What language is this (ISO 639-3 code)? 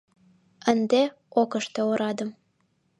chm